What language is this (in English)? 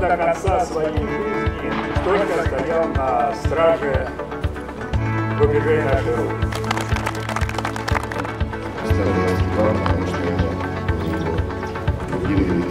Russian